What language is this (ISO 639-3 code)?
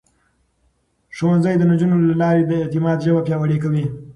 pus